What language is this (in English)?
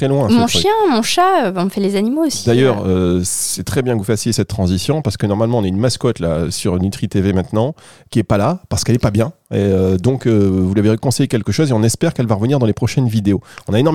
French